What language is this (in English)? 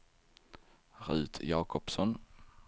Swedish